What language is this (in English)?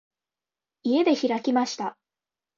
Japanese